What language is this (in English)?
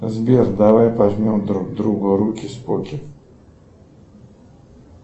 Russian